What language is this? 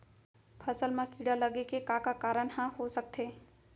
Chhattisgarhi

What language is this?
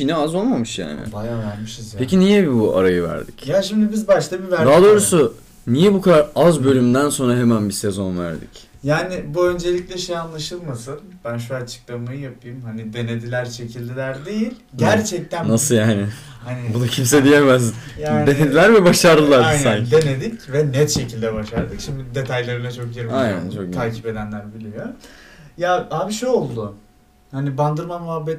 Turkish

